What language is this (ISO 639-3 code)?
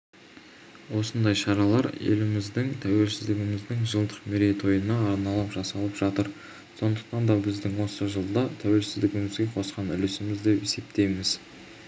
kaz